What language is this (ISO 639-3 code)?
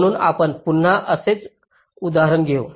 mar